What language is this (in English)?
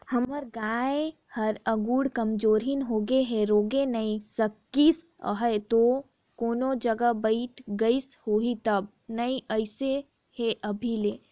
Chhattisgarhi